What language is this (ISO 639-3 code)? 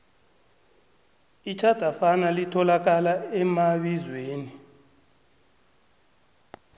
nbl